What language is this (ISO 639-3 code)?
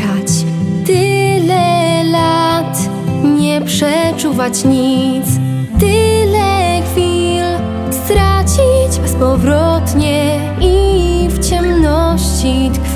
pol